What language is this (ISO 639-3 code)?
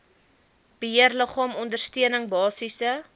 afr